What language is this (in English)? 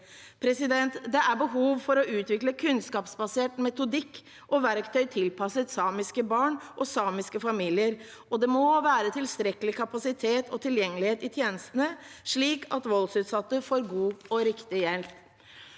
Norwegian